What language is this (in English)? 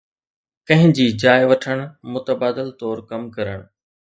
Sindhi